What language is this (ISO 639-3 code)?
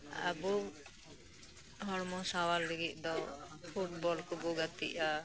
sat